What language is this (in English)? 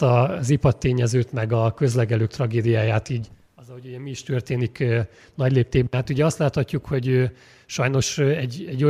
Hungarian